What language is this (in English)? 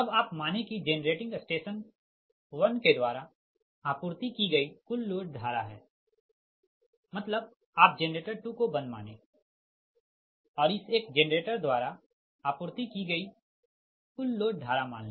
Hindi